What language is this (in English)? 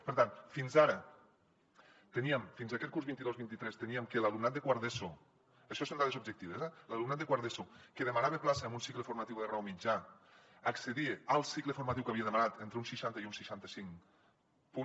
Catalan